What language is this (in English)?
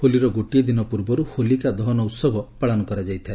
Odia